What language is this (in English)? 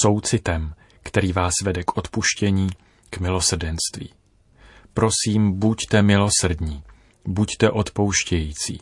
Czech